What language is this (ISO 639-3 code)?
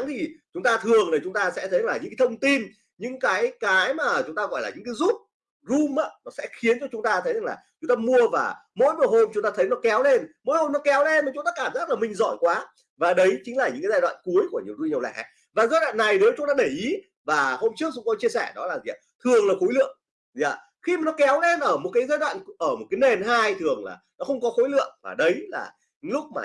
vie